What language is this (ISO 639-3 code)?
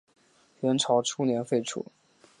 zho